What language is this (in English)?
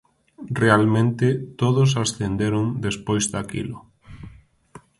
Galician